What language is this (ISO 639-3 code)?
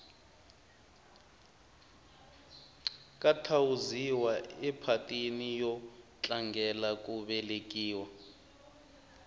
tso